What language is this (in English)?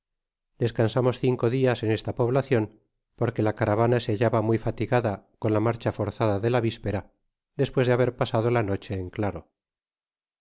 Spanish